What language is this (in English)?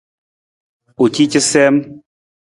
Nawdm